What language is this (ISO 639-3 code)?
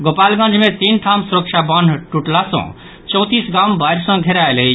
mai